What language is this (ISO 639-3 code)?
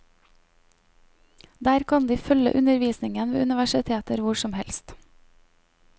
nor